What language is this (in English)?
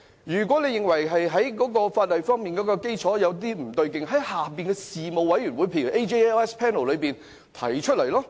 Cantonese